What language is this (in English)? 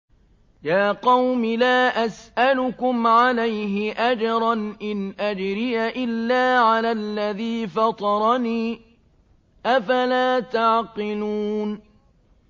Arabic